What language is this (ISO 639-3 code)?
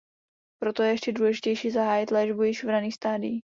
ces